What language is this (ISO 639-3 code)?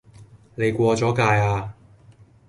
yue